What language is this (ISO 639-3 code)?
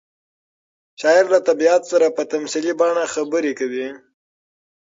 pus